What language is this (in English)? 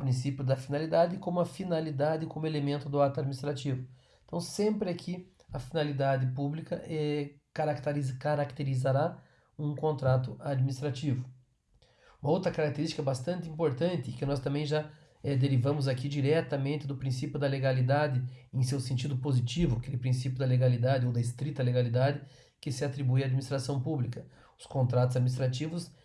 Portuguese